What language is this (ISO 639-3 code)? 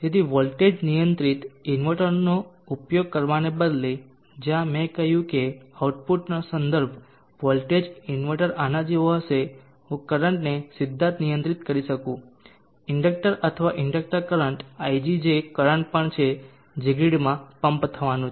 guj